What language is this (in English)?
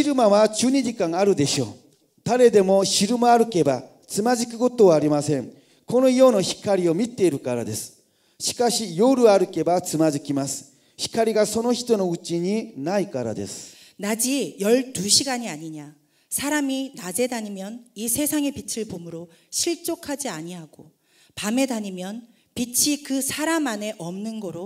Korean